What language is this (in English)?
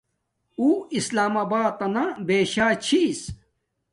Domaaki